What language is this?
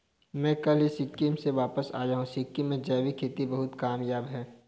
Hindi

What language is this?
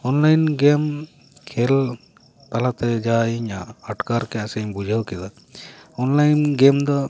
Santali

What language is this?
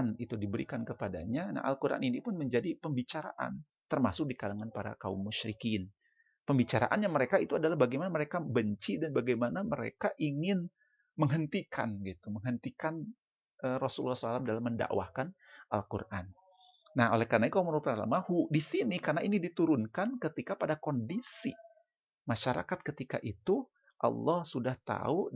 Indonesian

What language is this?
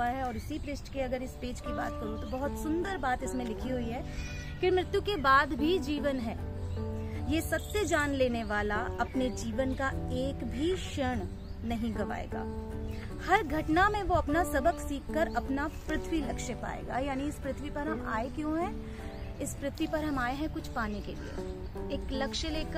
Hindi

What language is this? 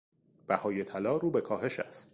Persian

